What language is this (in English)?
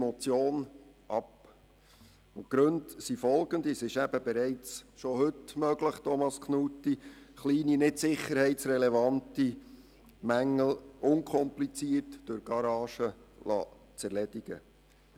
Swiss German